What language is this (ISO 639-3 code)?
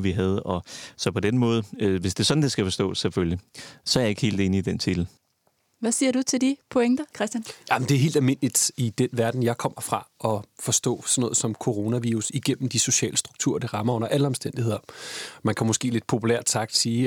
dan